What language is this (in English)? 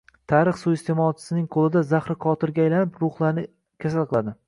Uzbek